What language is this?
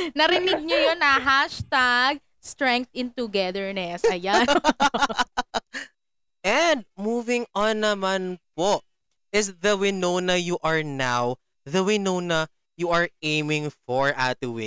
Filipino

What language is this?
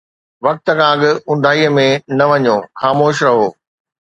Sindhi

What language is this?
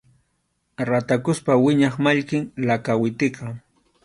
Arequipa-La Unión Quechua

